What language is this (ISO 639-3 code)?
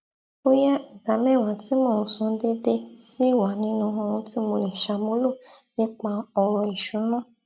yor